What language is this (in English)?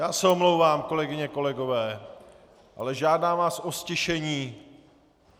Czech